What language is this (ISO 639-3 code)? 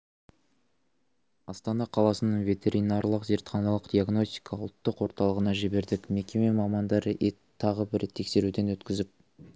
kaz